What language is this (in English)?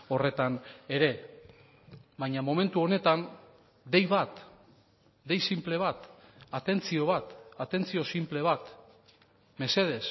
Basque